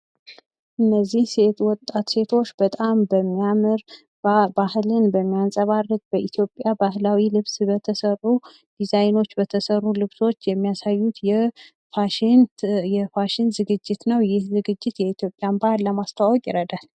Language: Amharic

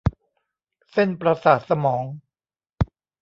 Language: Thai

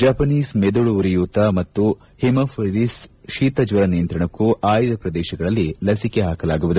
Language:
Kannada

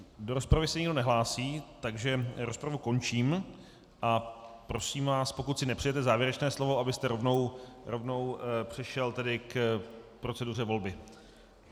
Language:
Czech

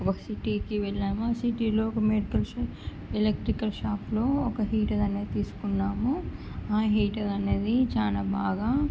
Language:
Telugu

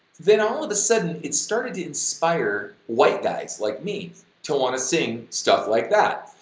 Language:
English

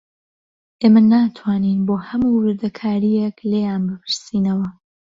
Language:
Central Kurdish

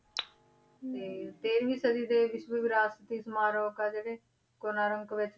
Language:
Punjabi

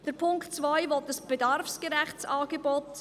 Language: Swiss German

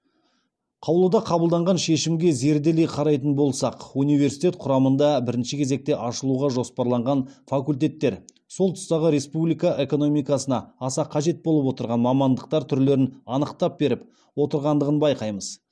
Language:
Kazakh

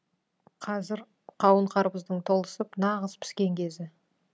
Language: Kazakh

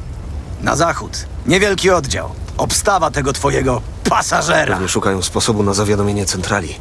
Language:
Polish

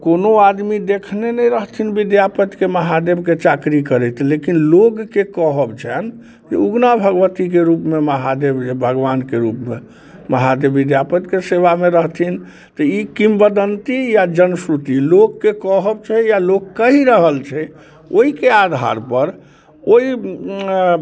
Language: Maithili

